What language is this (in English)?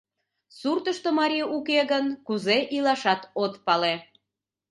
Mari